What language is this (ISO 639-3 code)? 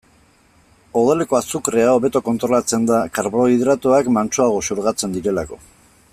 eus